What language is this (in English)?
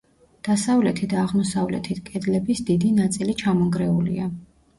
Georgian